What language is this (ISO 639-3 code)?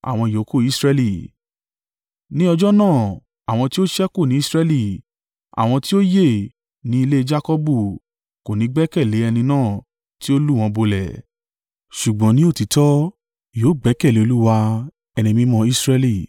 yor